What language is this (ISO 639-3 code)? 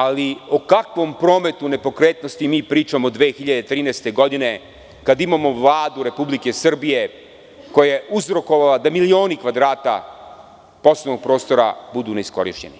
srp